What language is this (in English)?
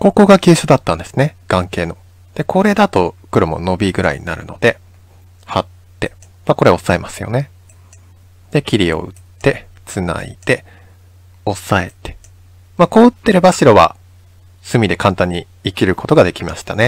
Japanese